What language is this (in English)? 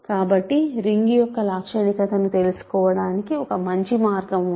Telugu